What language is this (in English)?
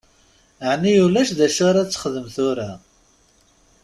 Kabyle